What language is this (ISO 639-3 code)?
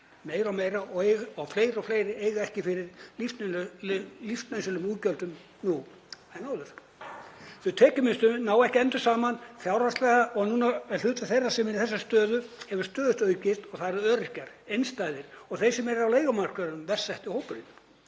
isl